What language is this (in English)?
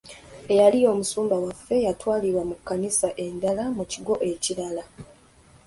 Ganda